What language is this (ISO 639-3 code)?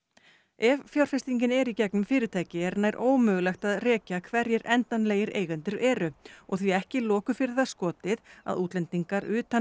isl